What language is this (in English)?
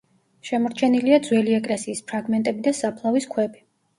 Georgian